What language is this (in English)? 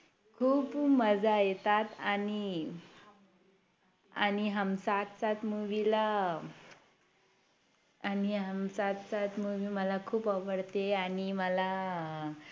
Marathi